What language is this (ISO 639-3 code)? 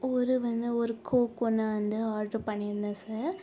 tam